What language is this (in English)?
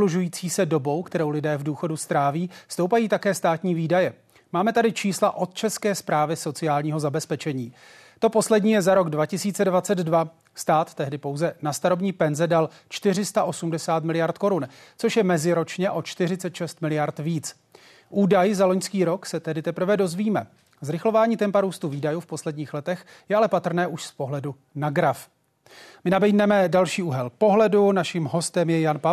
Czech